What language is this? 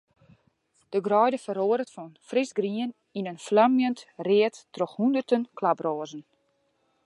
Western Frisian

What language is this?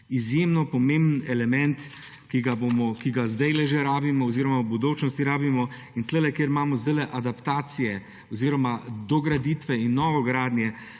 Slovenian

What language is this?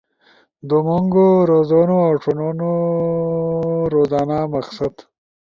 Ushojo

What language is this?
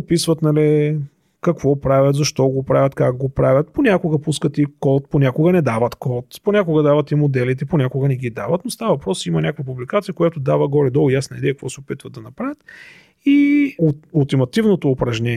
Bulgarian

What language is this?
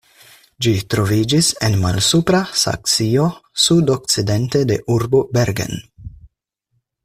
Esperanto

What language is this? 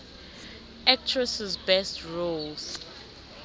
South Ndebele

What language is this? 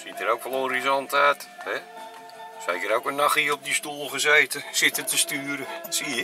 Dutch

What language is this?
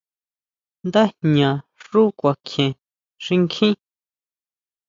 Huautla Mazatec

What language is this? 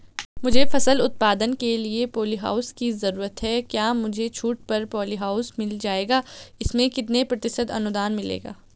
Hindi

